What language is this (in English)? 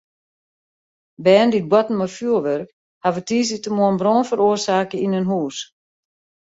Western Frisian